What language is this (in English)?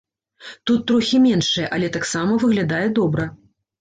Belarusian